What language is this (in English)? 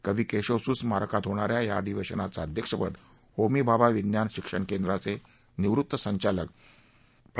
Marathi